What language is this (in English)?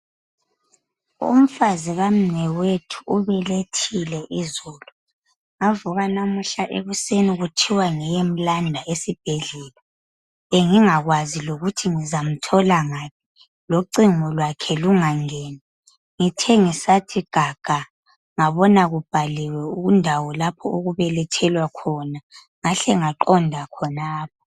North Ndebele